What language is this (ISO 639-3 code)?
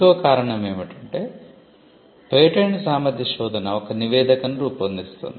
tel